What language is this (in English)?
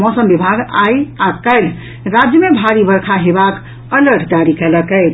Maithili